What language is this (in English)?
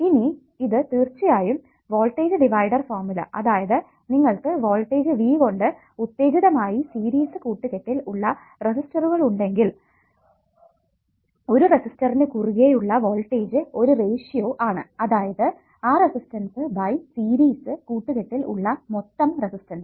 Malayalam